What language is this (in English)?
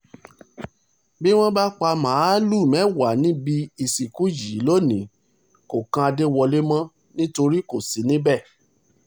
Yoruba